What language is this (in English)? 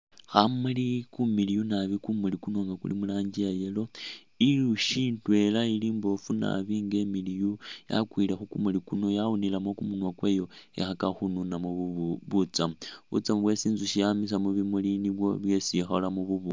Masaaba